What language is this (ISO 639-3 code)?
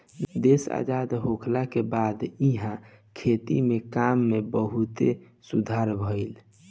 bho